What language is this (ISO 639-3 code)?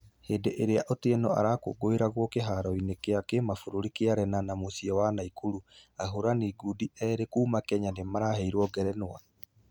kik